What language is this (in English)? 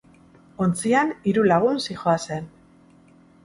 Basque